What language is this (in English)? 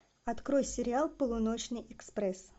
Russian